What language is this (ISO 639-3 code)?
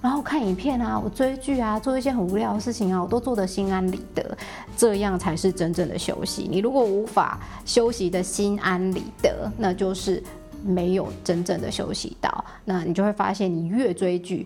zho